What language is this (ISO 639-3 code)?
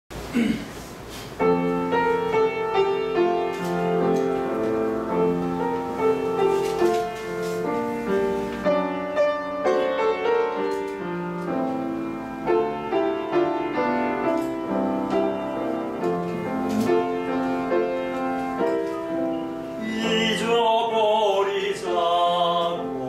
ell